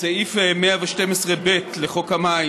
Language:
Hebrew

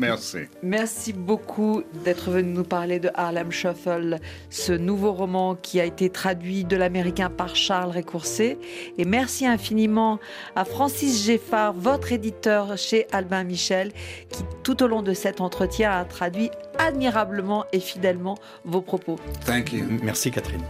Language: French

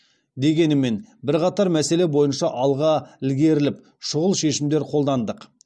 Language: Kazakh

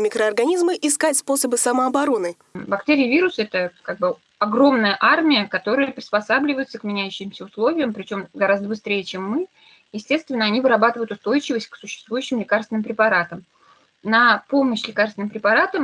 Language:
Russian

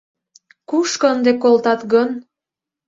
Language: Mari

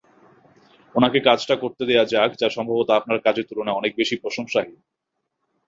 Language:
Bangla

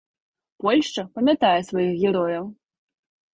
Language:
Belarusian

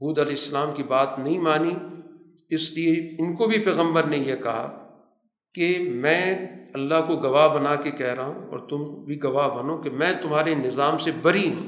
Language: Urdu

